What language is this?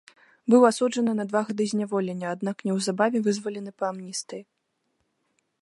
Belarusian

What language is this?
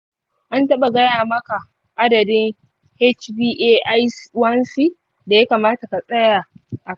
Hausa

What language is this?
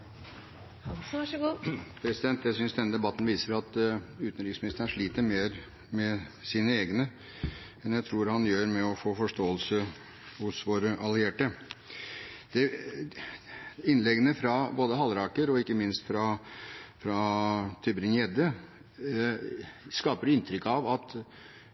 Norwegian Bokmål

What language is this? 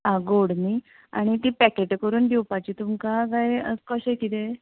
Konkani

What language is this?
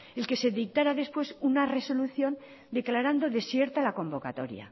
Spanish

